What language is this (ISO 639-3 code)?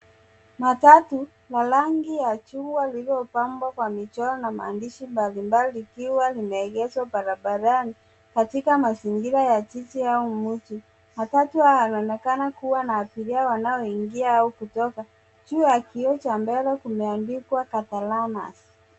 swa